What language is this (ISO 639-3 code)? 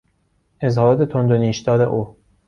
fas